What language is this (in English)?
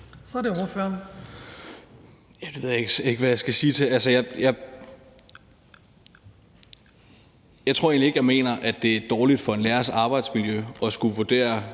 Danish